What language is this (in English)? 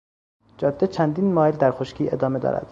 Persian